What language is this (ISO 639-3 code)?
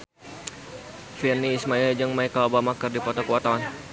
sun